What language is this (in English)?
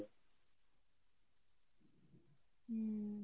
Bangla